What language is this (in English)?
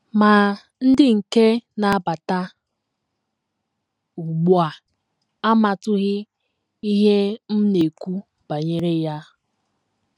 Igbo